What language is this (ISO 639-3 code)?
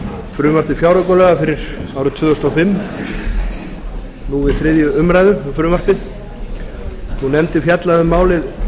isl